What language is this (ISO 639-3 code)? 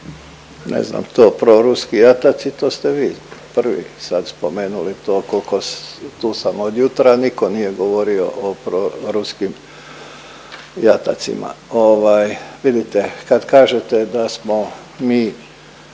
hrv